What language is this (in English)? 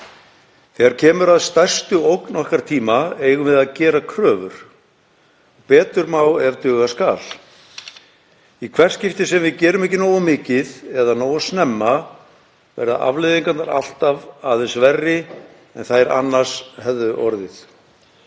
Icelandic